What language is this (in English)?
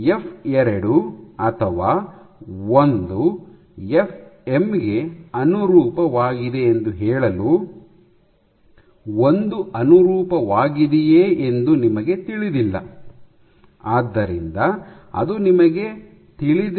Kannada